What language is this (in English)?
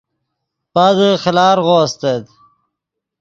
Yidgha